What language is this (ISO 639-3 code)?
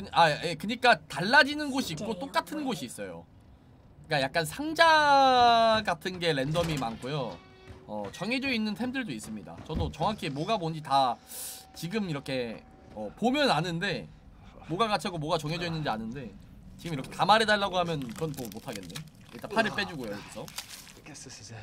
kor